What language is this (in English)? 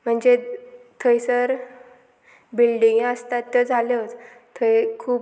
Konkani